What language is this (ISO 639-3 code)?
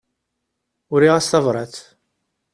kab